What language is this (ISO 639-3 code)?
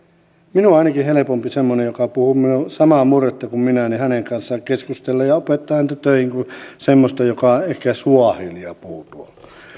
fin